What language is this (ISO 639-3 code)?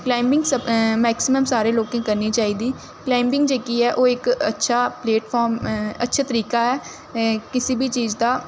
doi